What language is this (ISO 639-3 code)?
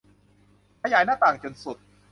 tha